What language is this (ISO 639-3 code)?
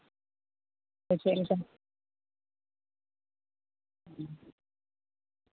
sat